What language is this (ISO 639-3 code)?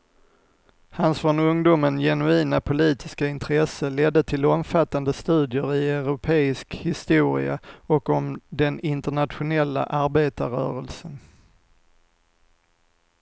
swe